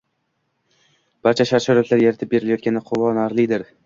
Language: Uzbek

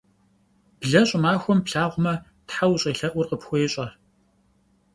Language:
Kabardian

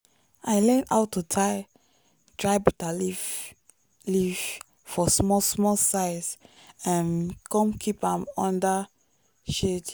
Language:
Nigerian Pidgin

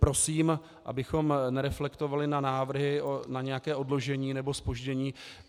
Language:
Czech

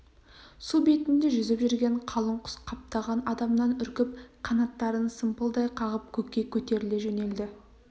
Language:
Kazakh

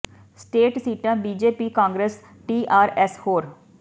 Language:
Punjabi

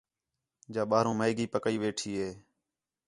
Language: Khetrani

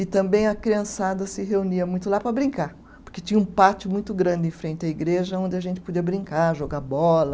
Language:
Portuguese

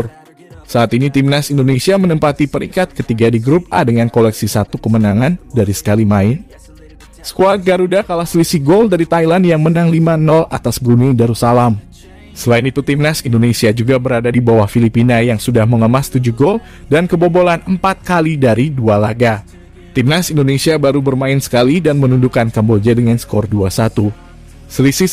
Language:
Indonesian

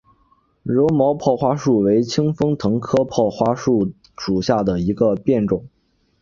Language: Chinese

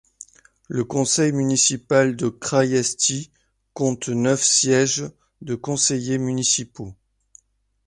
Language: French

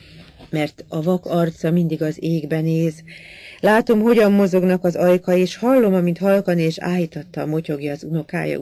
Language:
Hungarian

